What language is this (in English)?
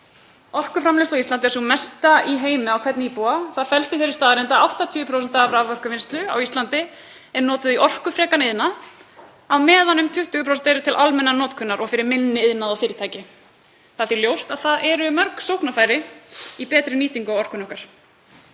Icelandic